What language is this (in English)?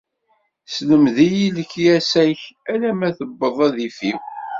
Kabyle